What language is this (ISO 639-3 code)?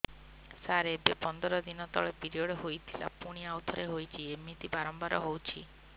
ori